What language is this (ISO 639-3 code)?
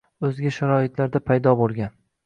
uzb